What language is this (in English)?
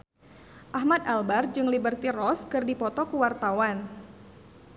Sundanese